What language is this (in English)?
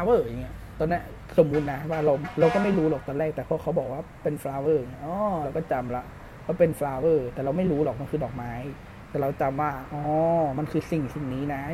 Thai